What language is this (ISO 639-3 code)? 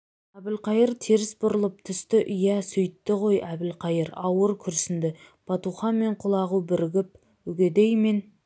kaz